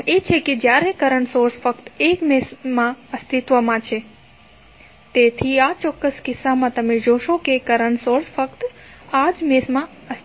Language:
Gujarati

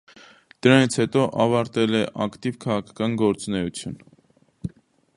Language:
Armenian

